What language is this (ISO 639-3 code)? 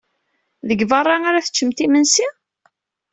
kab